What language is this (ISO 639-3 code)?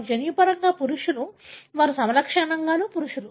tel